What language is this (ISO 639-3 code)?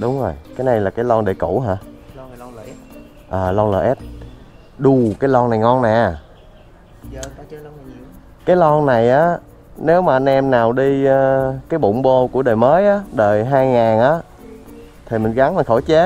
vie